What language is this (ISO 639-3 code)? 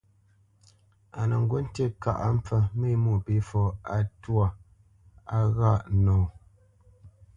bce